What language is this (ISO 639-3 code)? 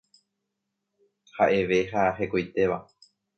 grn